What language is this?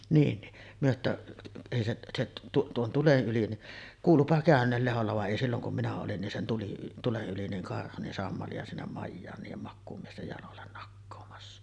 Finnish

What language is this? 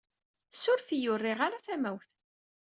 Kabyle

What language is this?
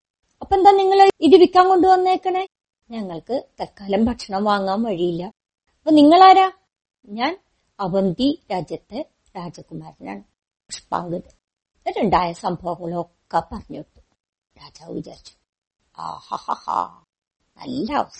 Malayalam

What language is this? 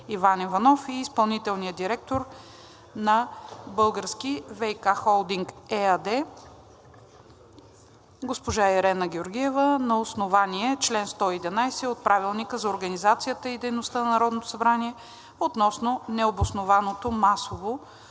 Bulgarian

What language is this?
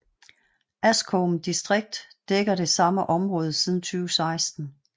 Danish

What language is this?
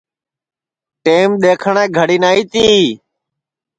Sansi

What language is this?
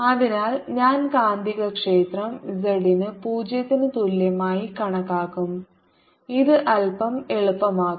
Malayalam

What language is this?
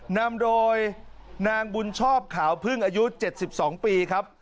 Thai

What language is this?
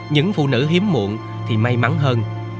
Vietnamese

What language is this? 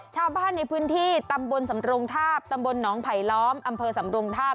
Thai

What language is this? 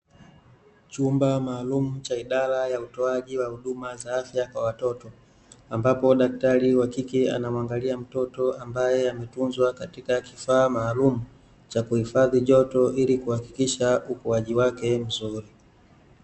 Swahili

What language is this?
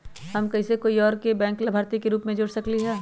Magahi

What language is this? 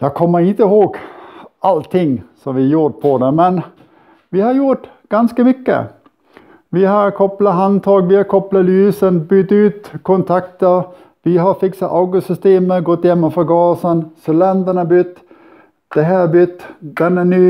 Swedish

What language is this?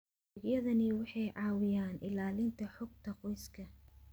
Somali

